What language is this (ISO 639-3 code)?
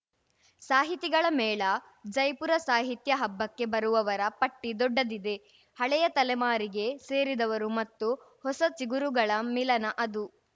kan